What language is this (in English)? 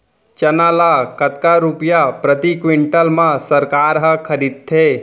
Chhattisgarhi